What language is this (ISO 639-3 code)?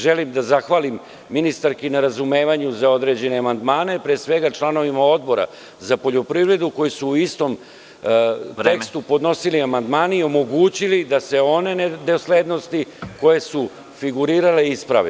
srp